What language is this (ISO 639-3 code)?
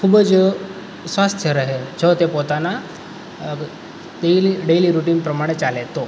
guj